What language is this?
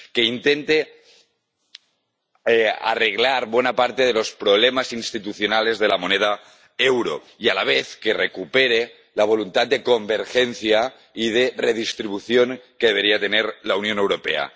Spanish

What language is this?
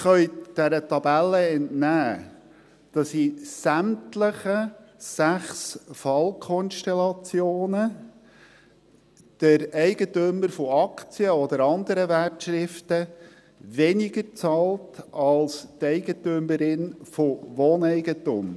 Swiss German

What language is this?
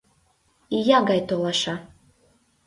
Mari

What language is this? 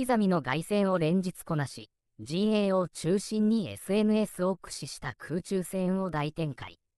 Japanese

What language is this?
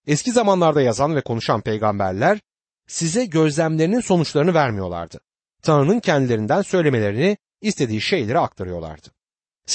Turkish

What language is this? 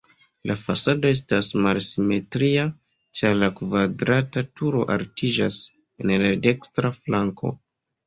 Esperanto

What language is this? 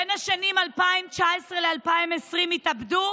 Hebrew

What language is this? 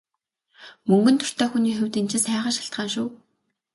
Mongolian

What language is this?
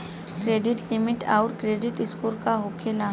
Bhojpuri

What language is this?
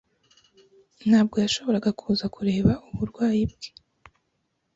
Kinyarwanda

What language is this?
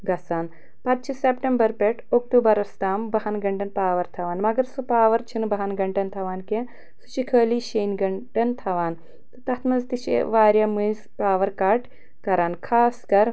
Kashmiri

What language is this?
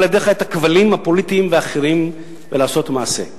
Hebrew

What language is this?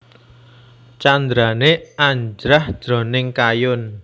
Javanese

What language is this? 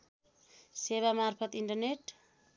Nepali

